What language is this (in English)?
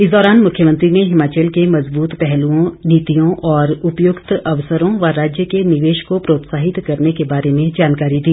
Hindi